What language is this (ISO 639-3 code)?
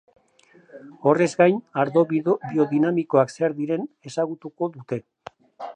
eus